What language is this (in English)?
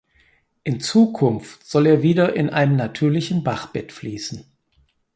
German